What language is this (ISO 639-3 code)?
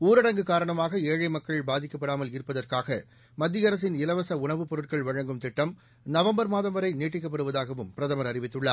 tam